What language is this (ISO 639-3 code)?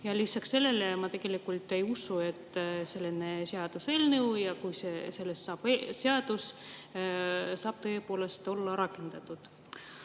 est